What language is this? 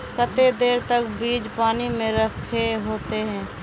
Magahi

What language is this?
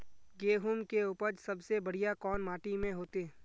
Magahi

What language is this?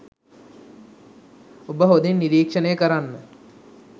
Sinhala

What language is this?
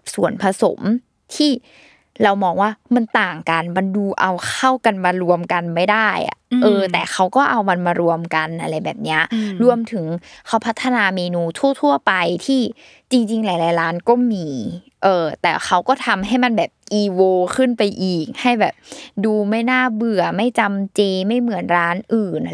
Thai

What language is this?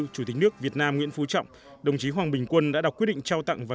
Vietnamese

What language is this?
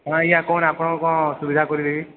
Odia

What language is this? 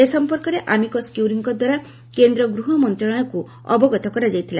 Odia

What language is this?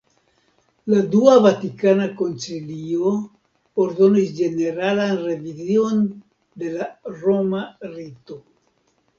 Esperanto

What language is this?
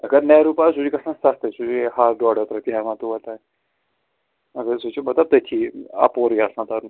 Kashmiri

